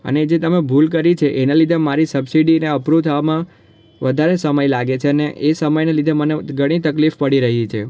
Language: Gujarati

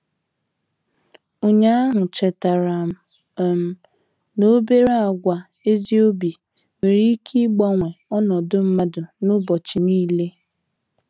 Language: Igbo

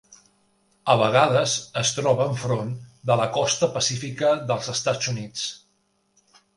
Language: Catalan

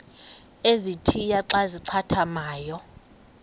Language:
Xhosa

